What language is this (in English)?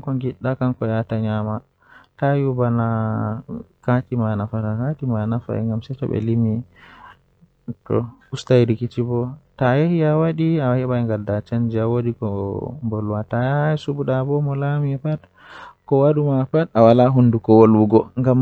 Western Niger Fulfulde